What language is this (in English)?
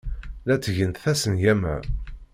Kabyle